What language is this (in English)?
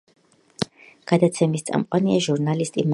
Georgian